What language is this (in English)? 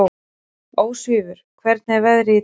Icelandic